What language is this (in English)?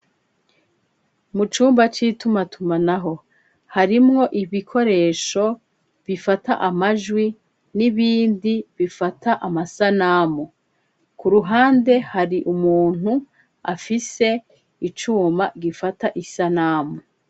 Rundi